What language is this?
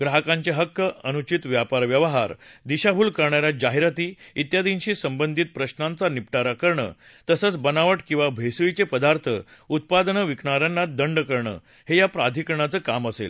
Marathi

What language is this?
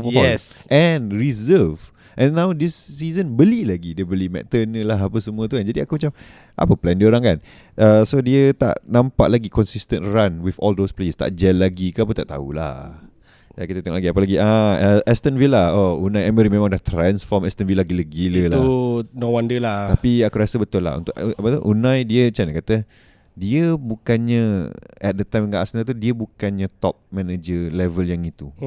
Malay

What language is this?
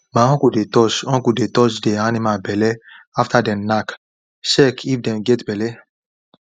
Nigerian Pidgin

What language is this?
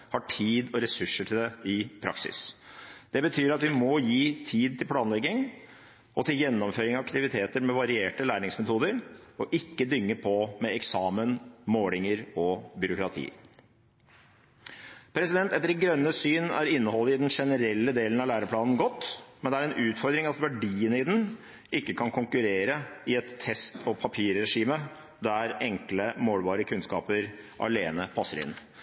Norwegian Bokmål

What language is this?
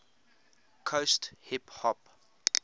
English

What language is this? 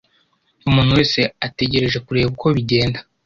Kinyarwanda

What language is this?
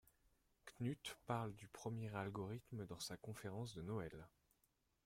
French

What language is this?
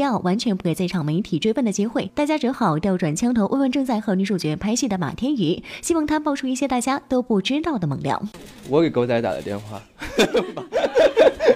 Chinese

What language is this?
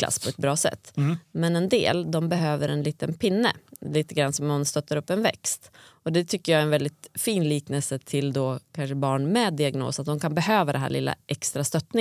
Swedish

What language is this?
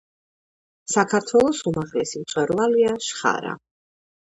Georgian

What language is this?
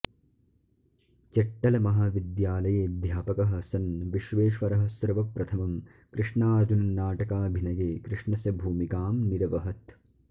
Sanskrit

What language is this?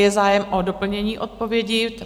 Czech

